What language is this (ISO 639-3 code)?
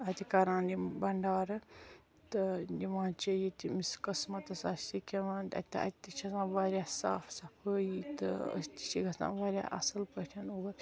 kas